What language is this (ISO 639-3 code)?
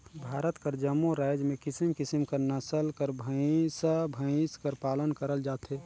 hne